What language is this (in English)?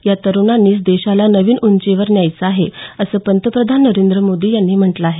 Marathi